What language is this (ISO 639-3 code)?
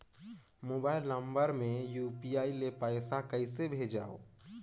hne